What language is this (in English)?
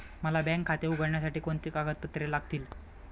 Marathi